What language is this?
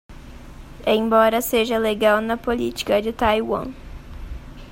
Portuguese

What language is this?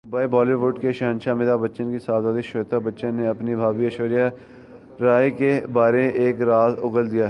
Urdu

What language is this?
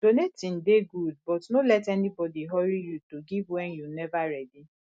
Nigerian Pidgin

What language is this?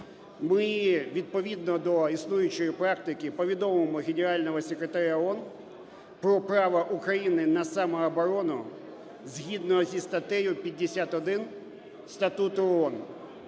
Ukrainian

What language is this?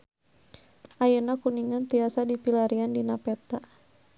Sundanese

